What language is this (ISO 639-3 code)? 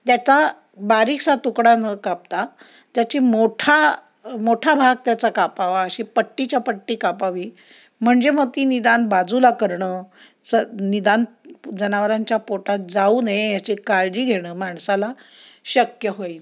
mar